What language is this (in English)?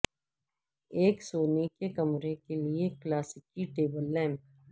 Urdu